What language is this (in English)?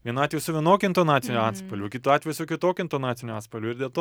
Lithuanian